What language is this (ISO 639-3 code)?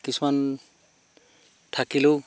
asm